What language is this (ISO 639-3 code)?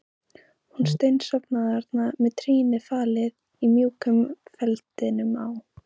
isl